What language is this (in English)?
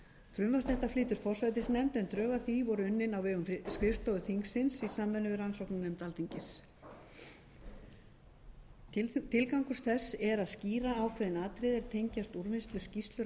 Icelandic